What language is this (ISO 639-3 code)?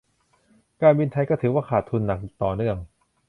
tha